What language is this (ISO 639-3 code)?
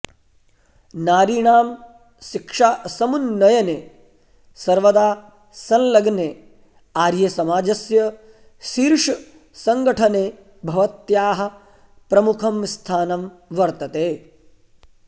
san